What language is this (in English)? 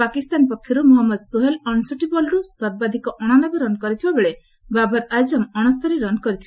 Odia